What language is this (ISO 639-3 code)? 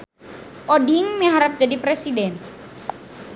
sun